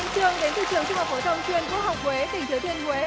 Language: Vietnamese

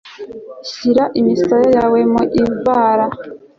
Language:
Kinyarwanda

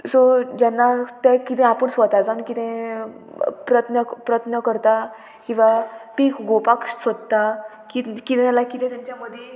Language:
Konkani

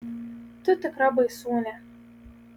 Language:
Lithuanian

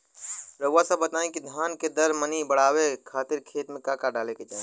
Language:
Bhojpuri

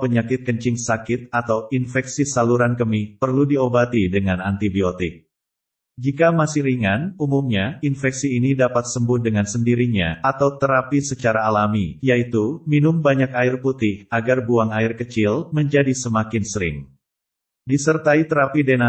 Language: Indonesian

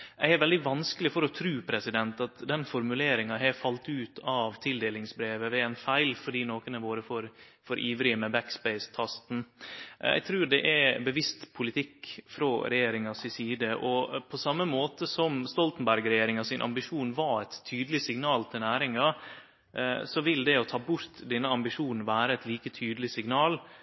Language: Norwegian Nynorsk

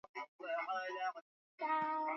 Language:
Swahili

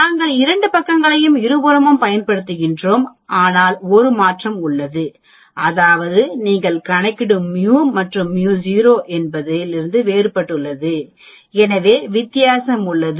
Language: Tamil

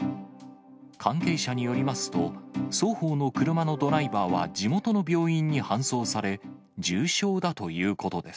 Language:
Japanese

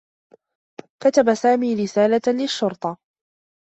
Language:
Arabic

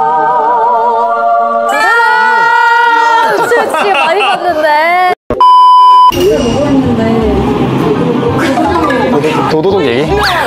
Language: Korean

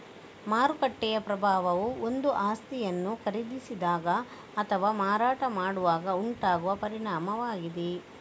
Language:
Kannada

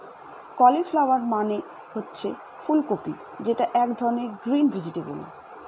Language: Bangla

